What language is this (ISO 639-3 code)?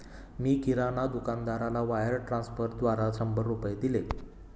mar